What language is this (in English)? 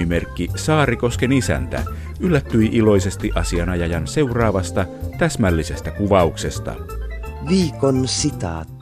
Finnish